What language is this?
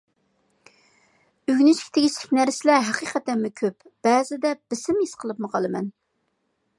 Uyghur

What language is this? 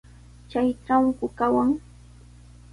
Sihuas Ancash Quechua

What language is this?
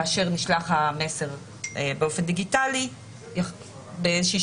Hebrew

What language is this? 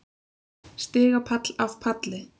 Icelandic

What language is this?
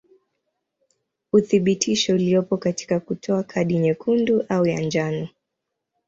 Swahili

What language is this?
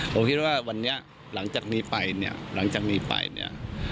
Thai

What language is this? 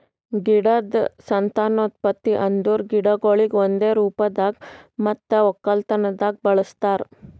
Kannada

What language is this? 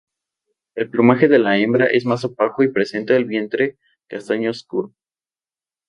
Spanish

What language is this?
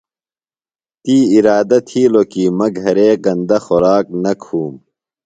Phalura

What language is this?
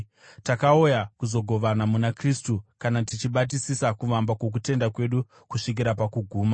Shona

